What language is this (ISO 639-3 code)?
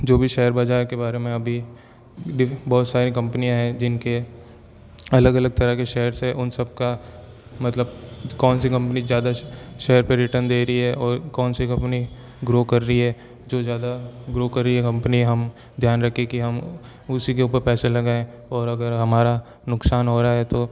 hin